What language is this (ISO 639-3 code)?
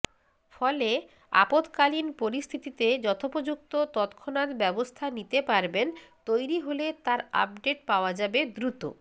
ben